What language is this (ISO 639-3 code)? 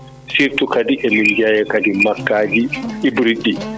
ful